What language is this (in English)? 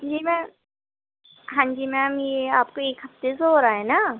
Urdu